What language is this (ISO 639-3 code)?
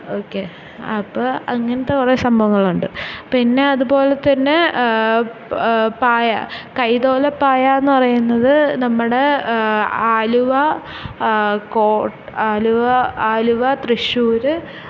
mal